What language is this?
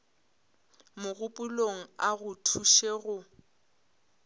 Northern Sotho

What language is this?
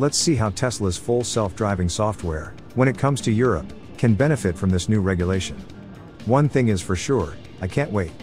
English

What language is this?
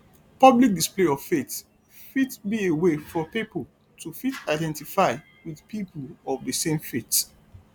Nigerian Pidgin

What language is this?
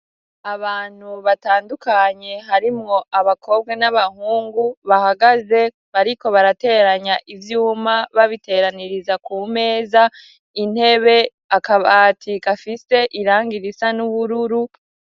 Rundi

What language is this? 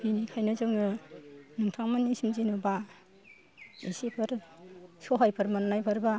Bodo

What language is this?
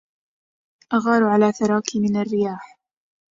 Arabic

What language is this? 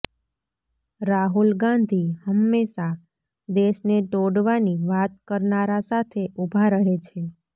Gujarati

